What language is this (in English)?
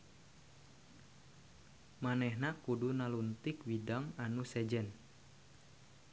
Sundanese